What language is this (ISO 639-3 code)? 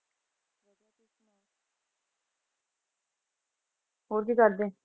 pan